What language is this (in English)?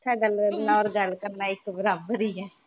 Punjabi